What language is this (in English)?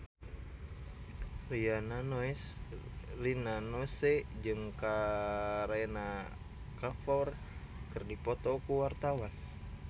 Sundanese